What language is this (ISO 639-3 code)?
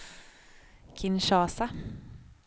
swe